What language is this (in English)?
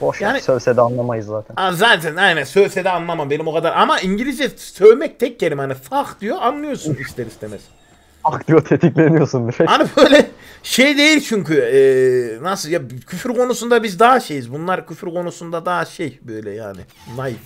Turkish